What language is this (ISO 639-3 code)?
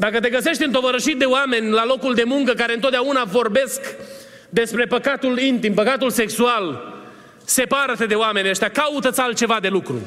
ron